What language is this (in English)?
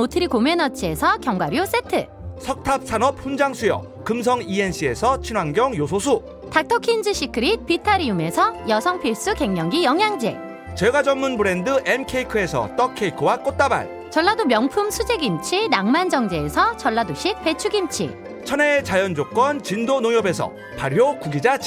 Korean